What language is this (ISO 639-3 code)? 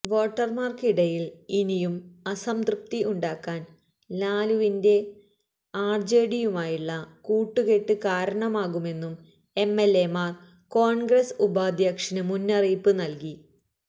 mal